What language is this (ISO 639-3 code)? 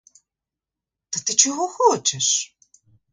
ukr